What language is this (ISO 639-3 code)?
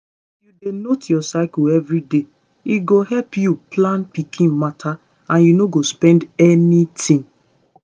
pcm